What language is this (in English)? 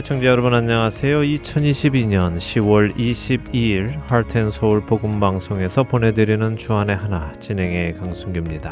Korean